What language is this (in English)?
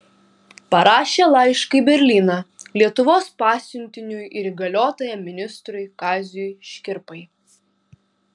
Lithuanian